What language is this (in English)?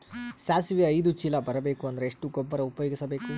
Kannada